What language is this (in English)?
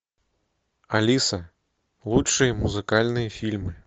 Russian